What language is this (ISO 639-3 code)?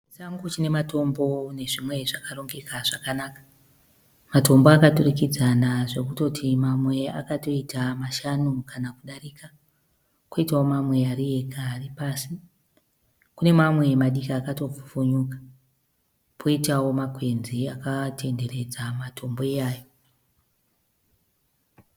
sna